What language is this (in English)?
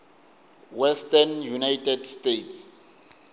Tsonga